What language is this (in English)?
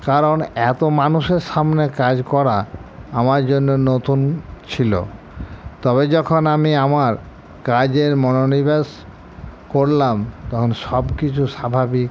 Bangla